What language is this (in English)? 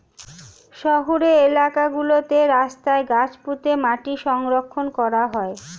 Bangla